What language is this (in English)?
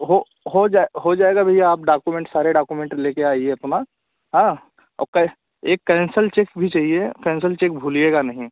Hindi